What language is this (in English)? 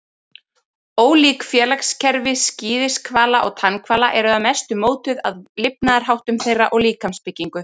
Icelandic